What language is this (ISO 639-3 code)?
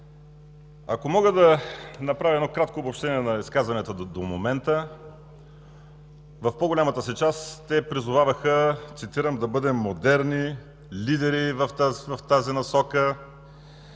bul